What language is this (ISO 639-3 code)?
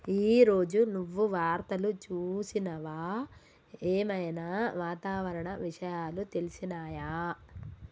tel